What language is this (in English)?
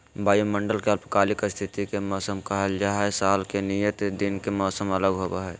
Magahi